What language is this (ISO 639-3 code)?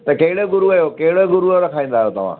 snd